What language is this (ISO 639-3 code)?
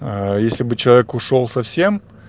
rus